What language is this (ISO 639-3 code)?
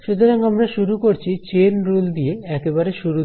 ben